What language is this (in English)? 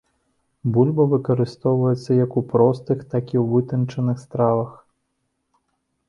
Belarusian